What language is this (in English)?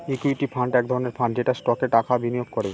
Bangla